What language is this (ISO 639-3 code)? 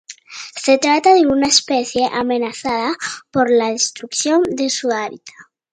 spa